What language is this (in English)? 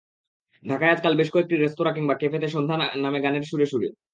Bangla